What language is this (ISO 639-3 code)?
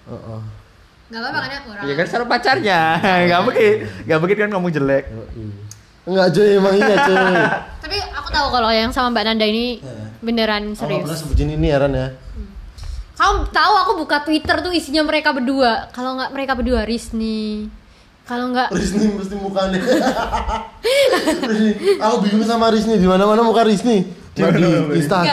ind